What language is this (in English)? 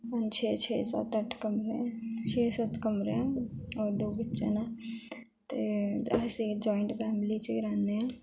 Dogri